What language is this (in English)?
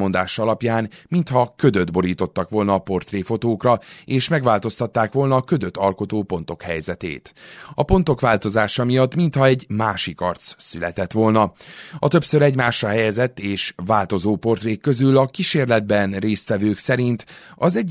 Hungarian